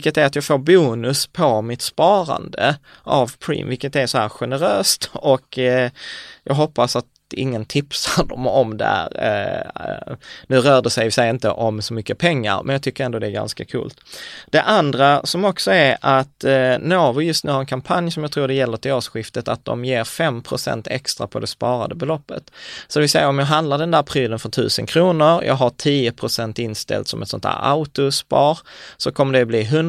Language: Swedish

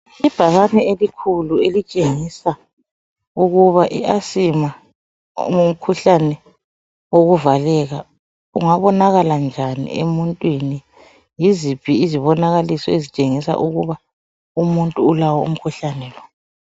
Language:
North Ndebele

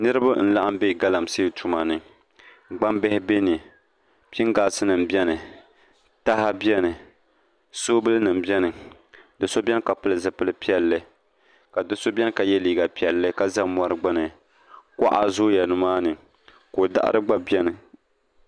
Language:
Dagbani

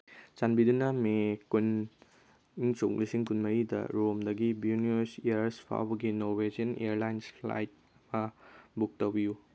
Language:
Manipuri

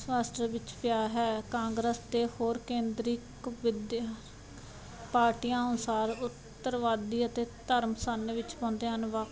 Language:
Punjabi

